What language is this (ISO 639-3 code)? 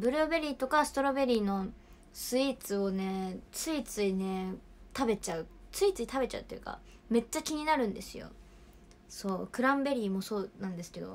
jpn